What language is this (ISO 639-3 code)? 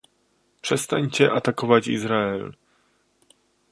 pol